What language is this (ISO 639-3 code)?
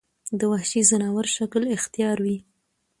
pus